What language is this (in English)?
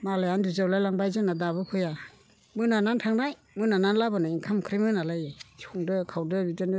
Bodo